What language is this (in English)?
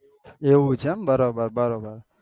Gujarati